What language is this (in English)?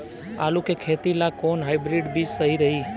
Bhojpuri